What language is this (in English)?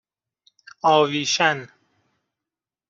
Persian